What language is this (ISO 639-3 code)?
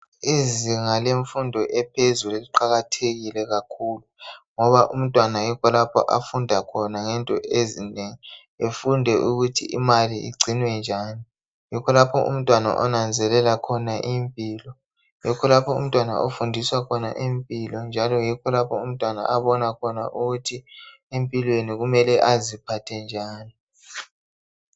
nde